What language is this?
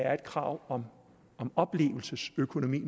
Danish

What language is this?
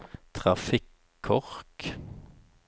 Norwegian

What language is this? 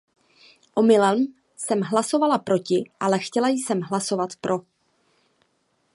Czech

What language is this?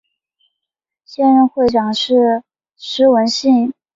Chinese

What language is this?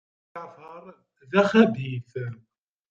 Kabyle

